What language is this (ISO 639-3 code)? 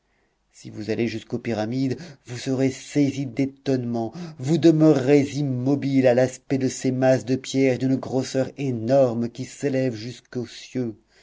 fra